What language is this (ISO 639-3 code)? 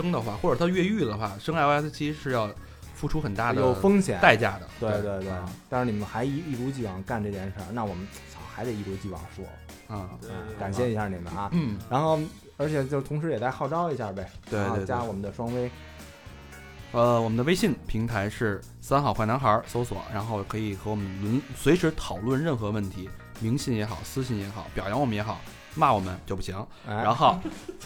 zho